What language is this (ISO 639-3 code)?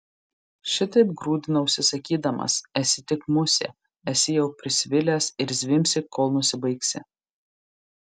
lit